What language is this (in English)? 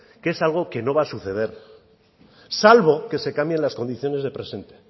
Spanish